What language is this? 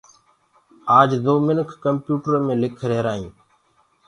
Gurgula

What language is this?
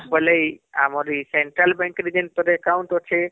Odia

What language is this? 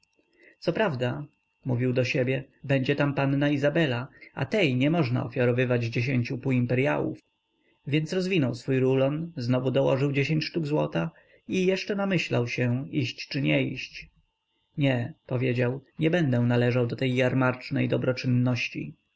Polish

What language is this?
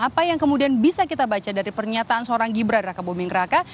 Indonesian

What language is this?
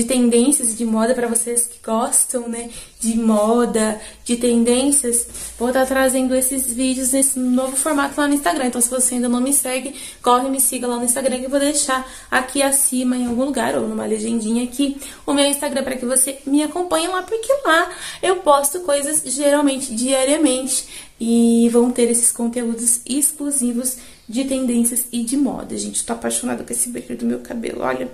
Portuguese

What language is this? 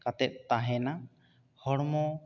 Santali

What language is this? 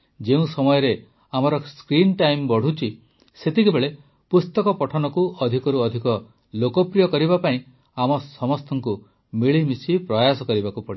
Odia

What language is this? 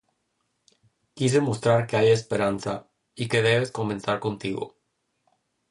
Spanish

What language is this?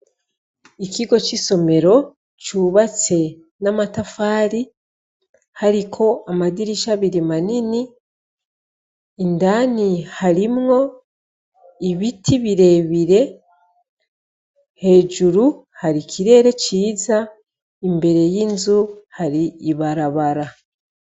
Rundi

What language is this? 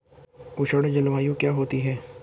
Hindi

